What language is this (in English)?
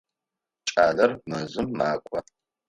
Adyghe